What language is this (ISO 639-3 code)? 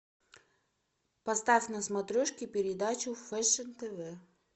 rus